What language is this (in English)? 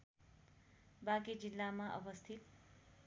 Nepali